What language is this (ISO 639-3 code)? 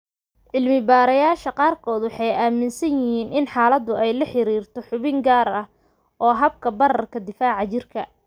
som